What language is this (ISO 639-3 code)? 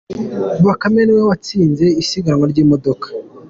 kin